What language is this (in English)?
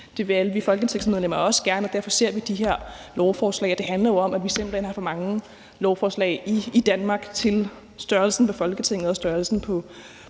Danish